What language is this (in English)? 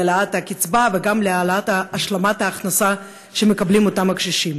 Hebrew